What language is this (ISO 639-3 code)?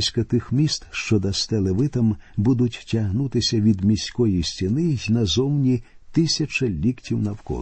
ukr